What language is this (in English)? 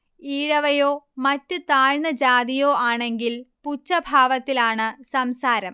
Malayalam